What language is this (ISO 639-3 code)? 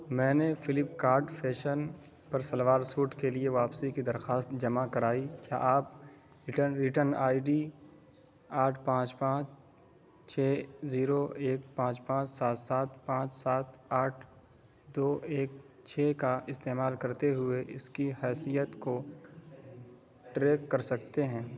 urd